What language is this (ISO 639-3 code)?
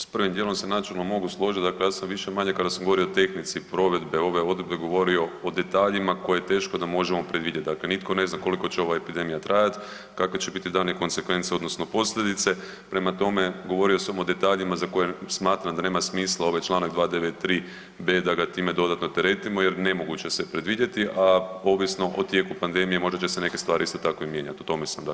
hrv